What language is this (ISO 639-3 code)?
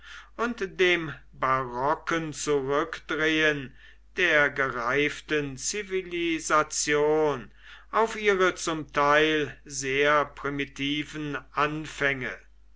deu